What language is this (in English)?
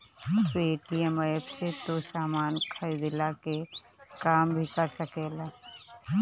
Bhojpuri